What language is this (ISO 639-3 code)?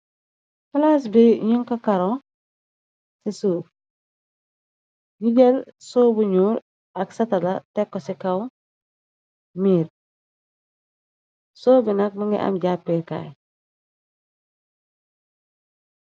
wol